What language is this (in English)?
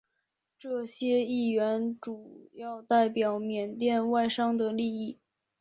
Chinese